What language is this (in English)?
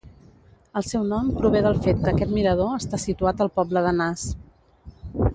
Catalan